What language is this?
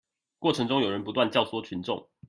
Chinese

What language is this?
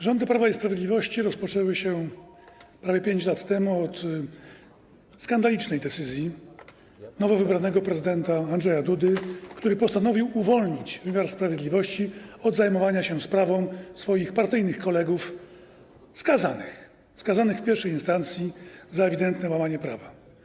Polish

